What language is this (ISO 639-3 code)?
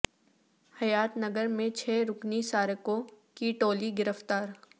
urd